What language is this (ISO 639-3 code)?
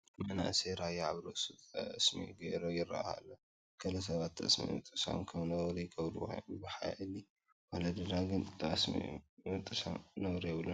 tir